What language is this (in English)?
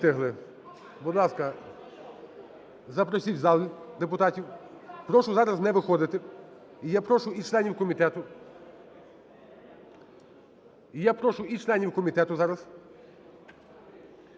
Ukrainian